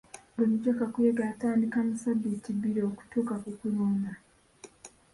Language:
Ganda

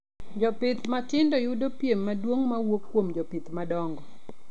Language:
Luo (Kenya and Tanzania)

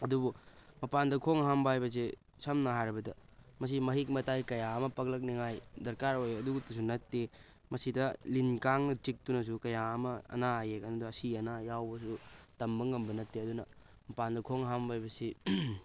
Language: Manipuri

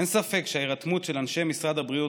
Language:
Hebrew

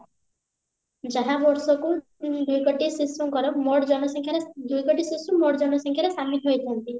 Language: Odia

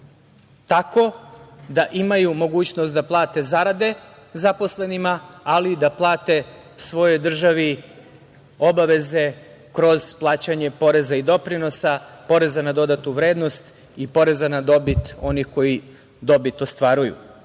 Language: Serbian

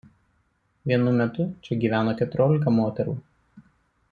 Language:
Lithuanian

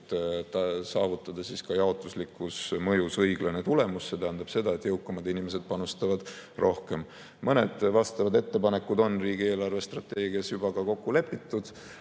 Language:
Estonian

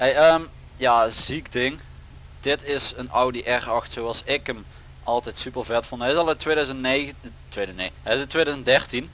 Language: Dutch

